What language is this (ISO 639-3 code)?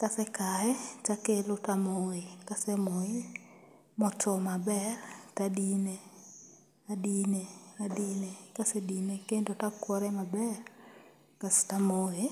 luo